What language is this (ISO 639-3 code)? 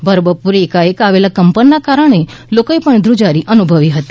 guj